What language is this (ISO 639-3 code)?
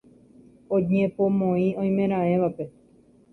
grn